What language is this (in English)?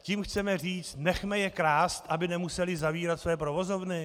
Czech